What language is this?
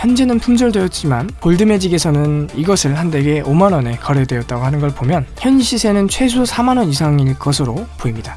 Korean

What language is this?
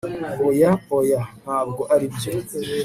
Kinyarwanda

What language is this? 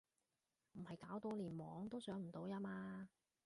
Cantonese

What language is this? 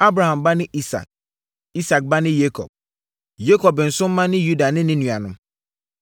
Akan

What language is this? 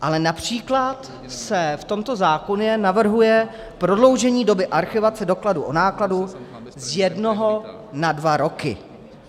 Czech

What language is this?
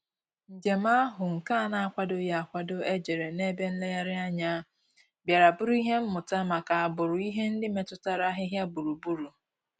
Igbo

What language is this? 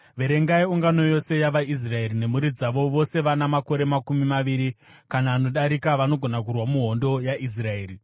Shona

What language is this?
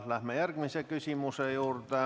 Estonian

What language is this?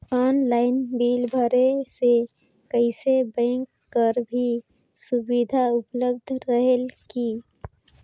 Chhattisgarhi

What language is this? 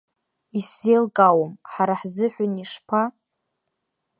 Abkhazian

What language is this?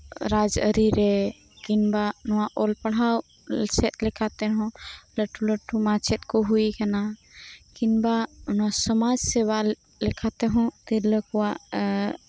Santali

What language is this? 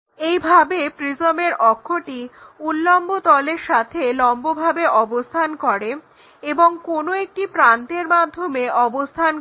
Bangla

